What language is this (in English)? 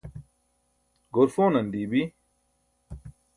Burushaski